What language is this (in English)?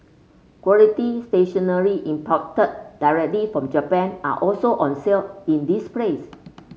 English